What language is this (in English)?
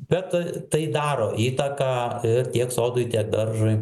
Lithuanian